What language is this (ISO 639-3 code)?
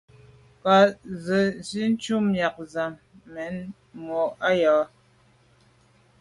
byv